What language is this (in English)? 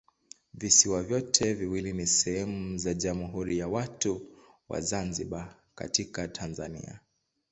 Swahili